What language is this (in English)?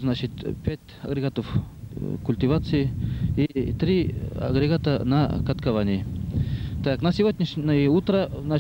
Russian